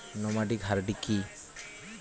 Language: Bangla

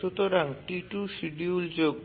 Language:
Bangla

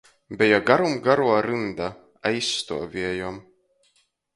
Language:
Latgalian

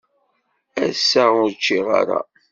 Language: Kabyle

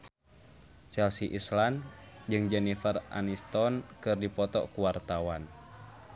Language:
Sundanese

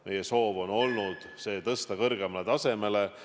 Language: Estonian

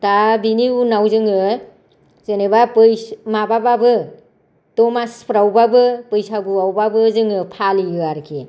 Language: Bodo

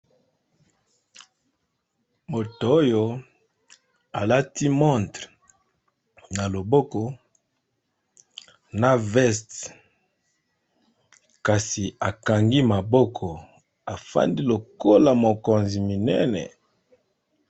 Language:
Lingala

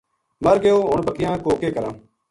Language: Gujari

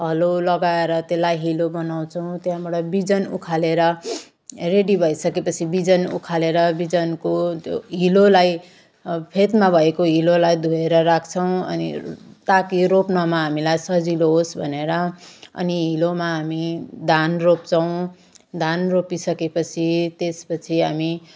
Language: Nepali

